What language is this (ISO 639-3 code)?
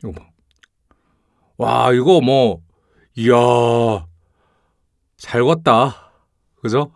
kor